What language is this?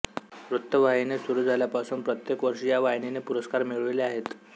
Marathi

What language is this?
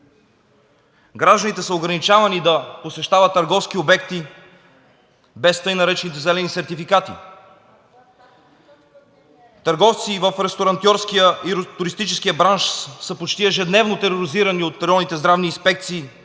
Bulgarian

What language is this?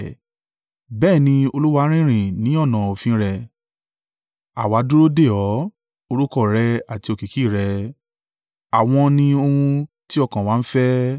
Yoruba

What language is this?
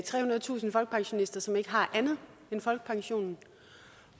Danish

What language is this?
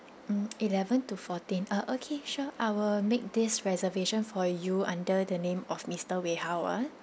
English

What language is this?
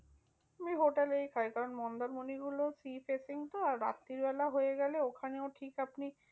Bangla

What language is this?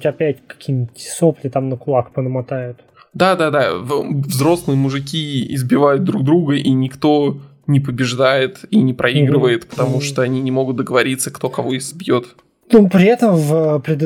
Russian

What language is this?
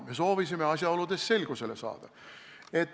Estonian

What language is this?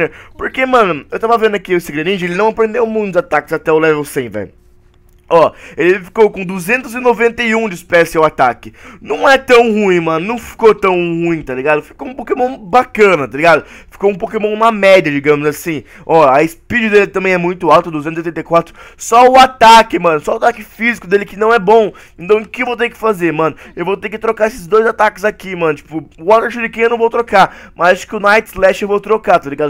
Portuguese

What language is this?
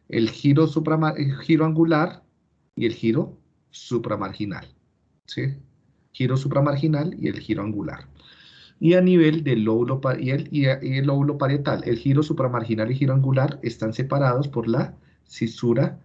Spanish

